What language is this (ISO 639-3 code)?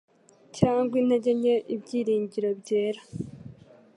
kin